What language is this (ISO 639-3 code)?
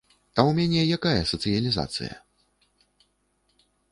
bel